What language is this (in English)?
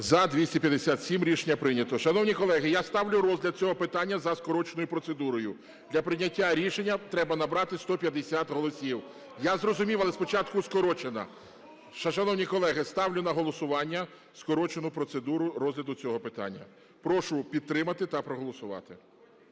Ukrainian